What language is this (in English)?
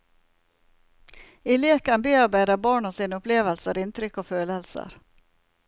Norwegian